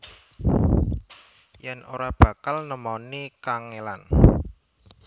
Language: Javanese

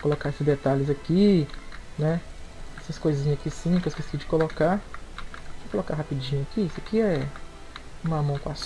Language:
Portuguese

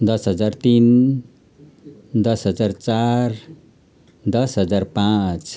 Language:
Nepali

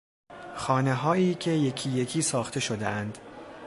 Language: Persian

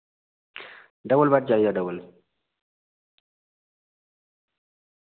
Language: Dogri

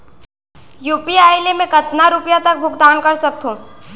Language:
Chhattisgarhi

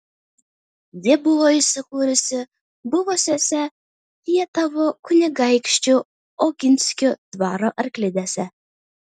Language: Lithuanian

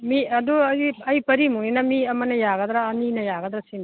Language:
Manipuri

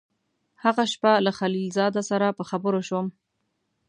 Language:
Pashto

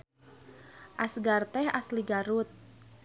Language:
Sundanese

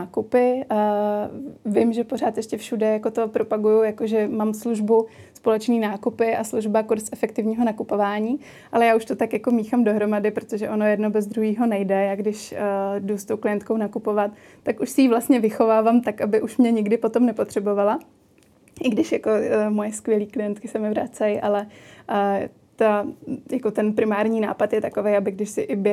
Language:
Czech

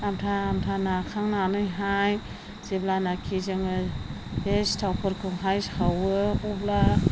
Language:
Bodo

